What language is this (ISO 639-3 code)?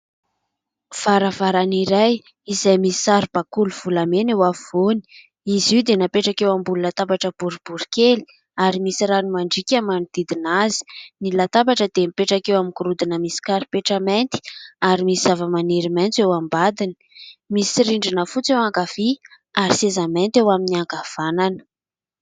mlg